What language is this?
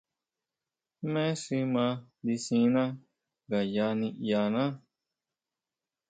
Huautla Mazatec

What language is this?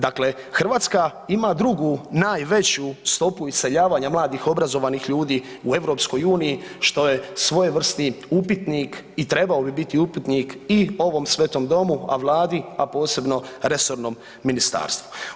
Croatian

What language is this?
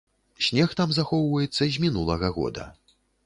Belarusian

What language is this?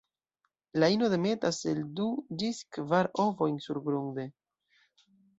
Esperanto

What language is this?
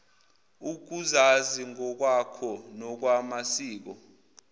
Zulu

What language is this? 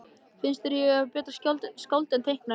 Icelandic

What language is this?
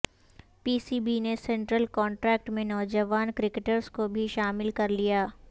Urdu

